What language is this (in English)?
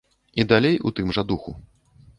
Belarusian